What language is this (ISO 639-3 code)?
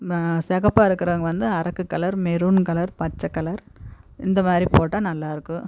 tam